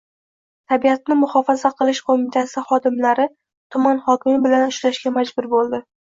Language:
Uzbek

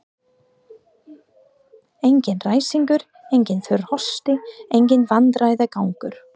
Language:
Icelandic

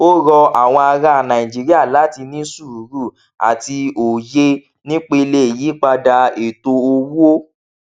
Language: Yoruba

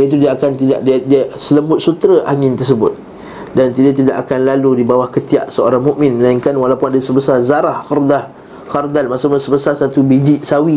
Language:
Malay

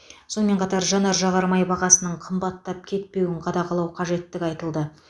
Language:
Kazakh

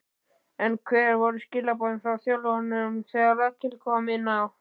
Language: Icelandic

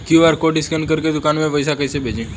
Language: Bhojpuri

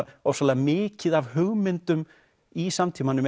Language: Icelandic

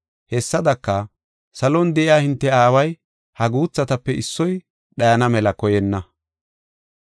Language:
Gofa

